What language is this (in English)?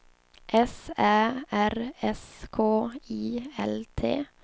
Swedish